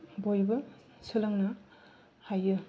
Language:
Bodo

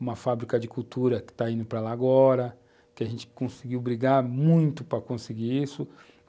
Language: Portuguese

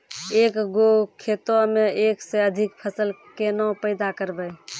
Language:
Maithili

